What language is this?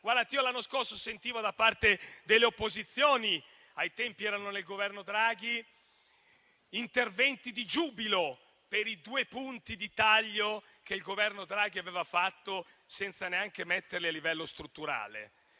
Italian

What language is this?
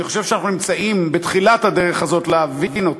Hebrew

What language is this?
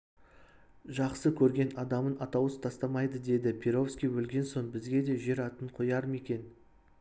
Kazakh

